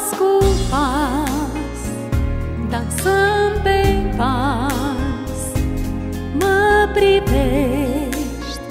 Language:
Romanian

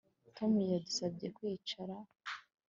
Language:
Kinyarwanda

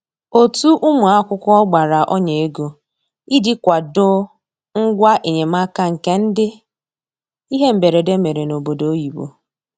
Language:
Igbo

